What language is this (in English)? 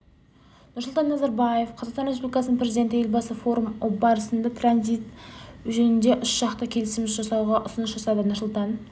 Kazakh